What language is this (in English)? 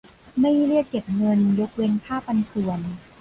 Thai